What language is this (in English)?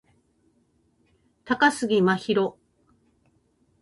Japanese